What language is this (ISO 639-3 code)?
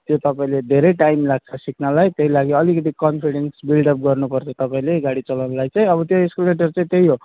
nep